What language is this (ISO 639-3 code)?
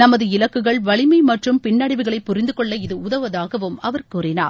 tam